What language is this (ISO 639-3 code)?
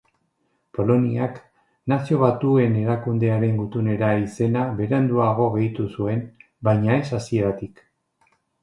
eus